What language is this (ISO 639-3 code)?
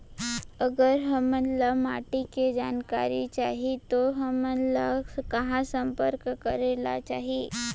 hne